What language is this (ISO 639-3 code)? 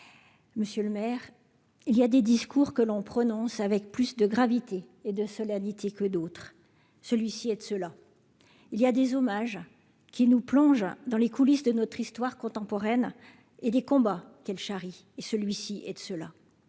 fra